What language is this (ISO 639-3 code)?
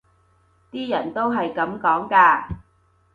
yue